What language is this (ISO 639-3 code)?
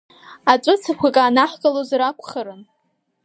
abk